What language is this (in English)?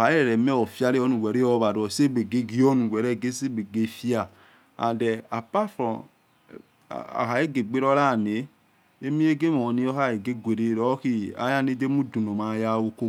Yekhee